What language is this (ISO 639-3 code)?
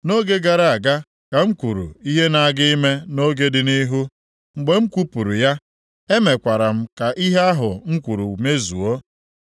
ibo